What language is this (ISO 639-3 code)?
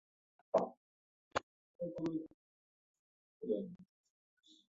uzb